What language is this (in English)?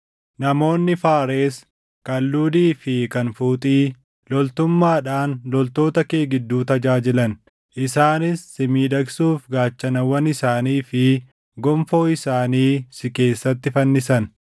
Oromo